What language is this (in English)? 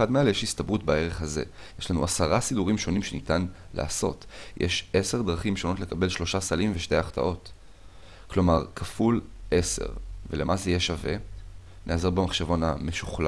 Hebrew